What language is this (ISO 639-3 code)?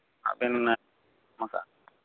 sat